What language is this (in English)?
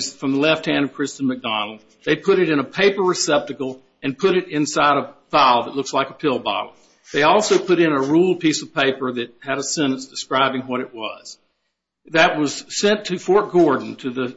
English